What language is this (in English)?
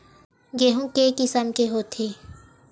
Chhattisgarhi